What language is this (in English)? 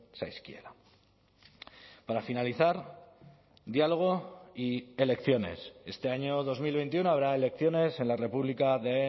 Spanish